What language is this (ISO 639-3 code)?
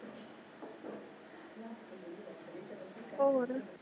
pan